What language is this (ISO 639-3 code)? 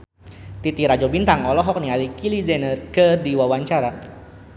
sun